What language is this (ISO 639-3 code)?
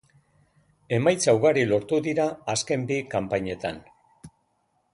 eus